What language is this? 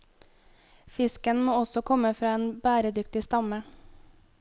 Norwegian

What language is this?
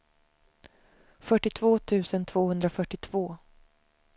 Swedish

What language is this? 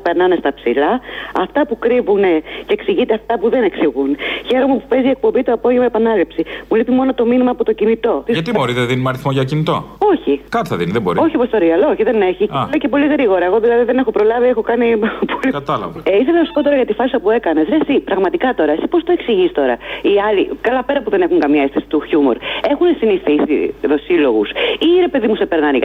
Greek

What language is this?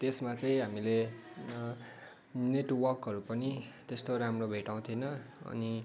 Nepali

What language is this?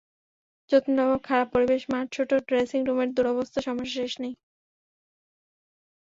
Bangla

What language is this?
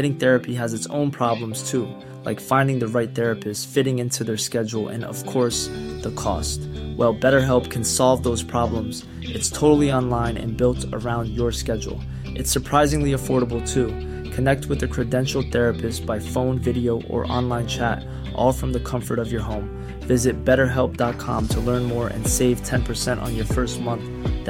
Filipino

